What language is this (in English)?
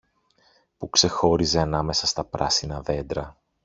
Greek